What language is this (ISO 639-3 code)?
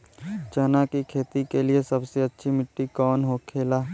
bho